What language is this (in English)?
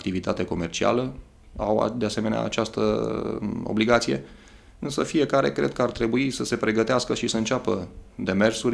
Romanian